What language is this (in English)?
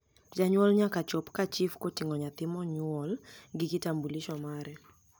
Luo (Kenya and Tanzania)